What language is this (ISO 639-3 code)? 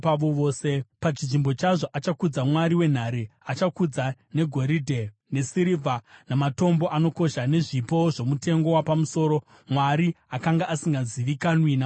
sna